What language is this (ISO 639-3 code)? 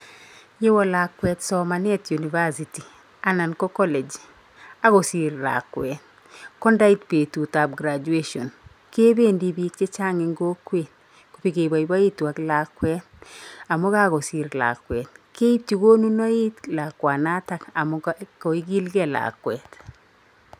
kln